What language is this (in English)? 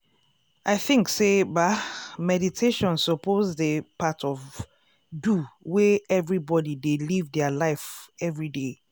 Nigerian Pidgin